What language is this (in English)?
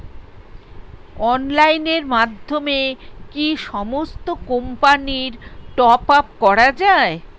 Bangla